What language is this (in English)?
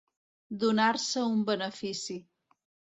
Catalan